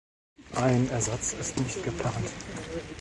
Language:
German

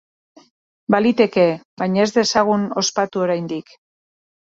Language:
Basque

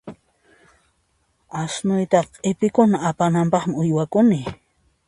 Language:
Puno Quechua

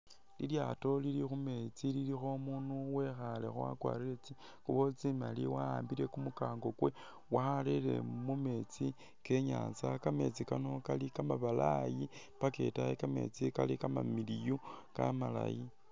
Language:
Masaaba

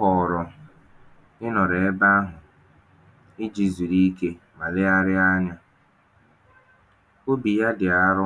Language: Igbo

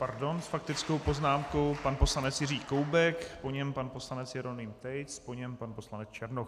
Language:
Czech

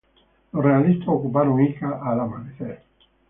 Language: Spanish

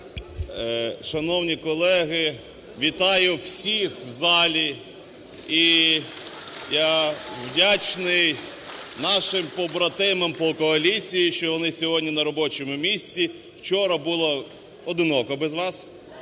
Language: Ukrainian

